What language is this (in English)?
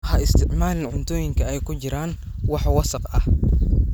Somali